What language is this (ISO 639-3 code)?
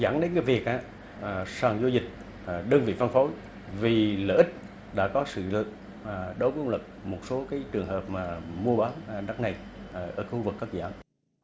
vie